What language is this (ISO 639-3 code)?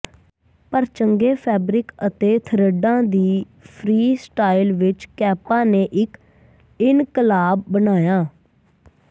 pan